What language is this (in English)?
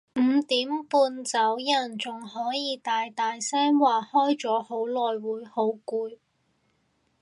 Cantonese